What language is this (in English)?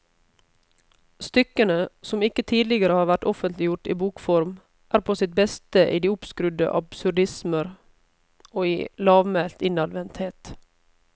Norwegian